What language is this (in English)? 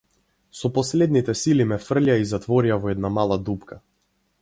Macedonian